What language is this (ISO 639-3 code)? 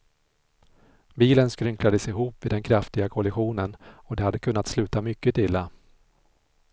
swe